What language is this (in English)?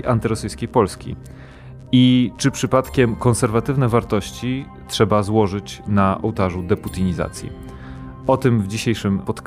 Polish